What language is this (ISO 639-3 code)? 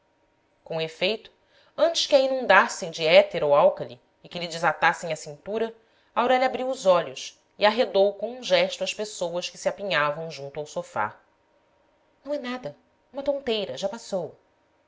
por